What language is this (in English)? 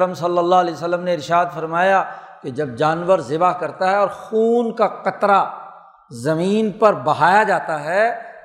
Urdu